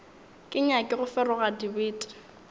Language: Northern Sotho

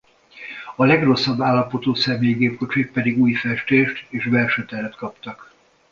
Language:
Hungarian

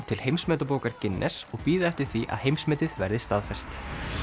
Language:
Icelandic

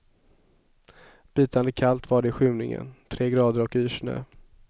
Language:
Swedish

